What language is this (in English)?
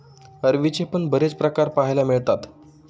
Marathi